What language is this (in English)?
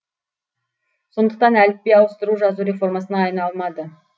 Kazakh